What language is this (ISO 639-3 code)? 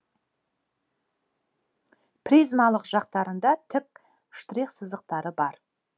kaz